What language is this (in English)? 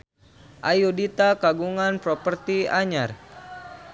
Sundanese